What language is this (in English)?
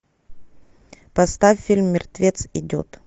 Russian